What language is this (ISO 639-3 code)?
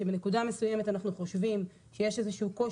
heb